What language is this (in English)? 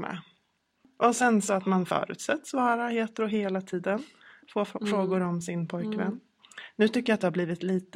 Swedish